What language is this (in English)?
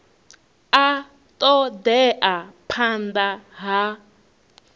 Venda